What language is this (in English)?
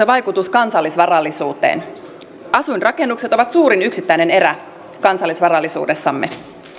Finnish